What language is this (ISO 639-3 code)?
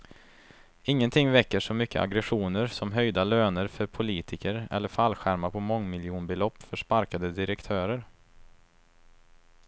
swe